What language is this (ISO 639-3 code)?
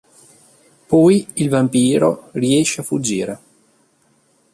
ita